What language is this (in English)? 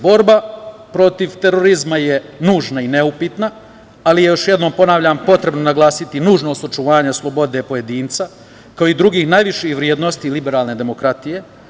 Serbian